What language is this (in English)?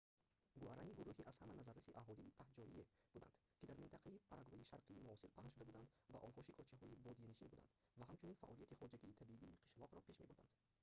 Tajik